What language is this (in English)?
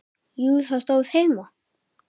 Icelandic